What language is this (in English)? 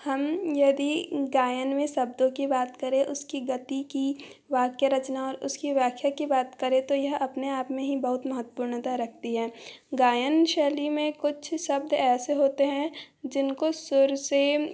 Hindi